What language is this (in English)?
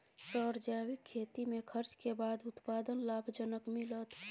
Maithili